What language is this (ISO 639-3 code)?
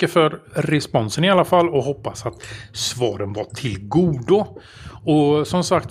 swe